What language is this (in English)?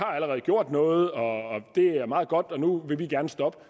Danish